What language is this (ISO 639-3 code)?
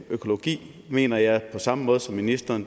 dan